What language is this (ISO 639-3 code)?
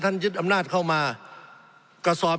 tha